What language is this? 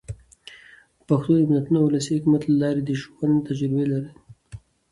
Pashto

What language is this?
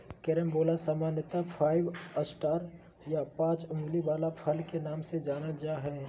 Magahi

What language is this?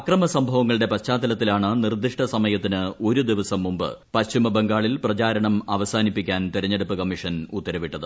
Malayalam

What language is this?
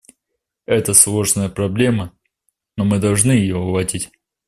Russian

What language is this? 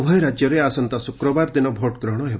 Odia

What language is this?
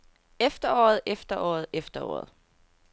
Danish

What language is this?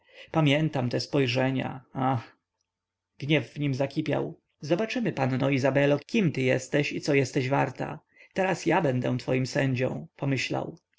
Polish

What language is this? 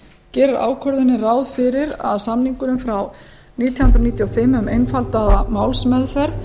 Icelandic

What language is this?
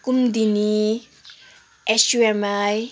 Nepali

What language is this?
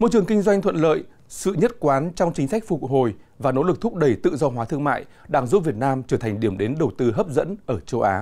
Vietnamese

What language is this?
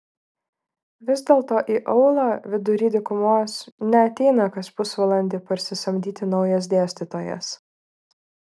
Lithuanian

